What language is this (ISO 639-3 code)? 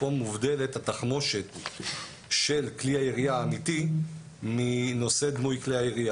heb